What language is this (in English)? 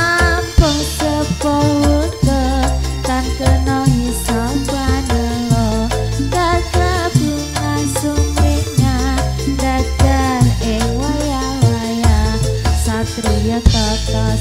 Indonesian